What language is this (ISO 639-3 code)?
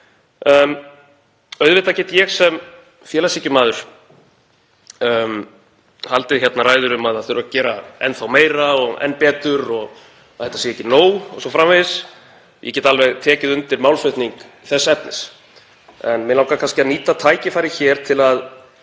isl